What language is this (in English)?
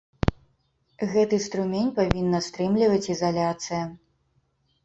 Belarusian